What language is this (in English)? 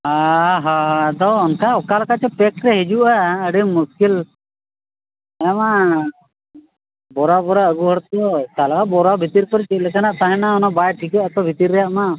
Santali